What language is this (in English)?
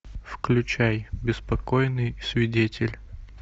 Russian